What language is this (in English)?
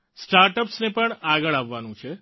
Gujarati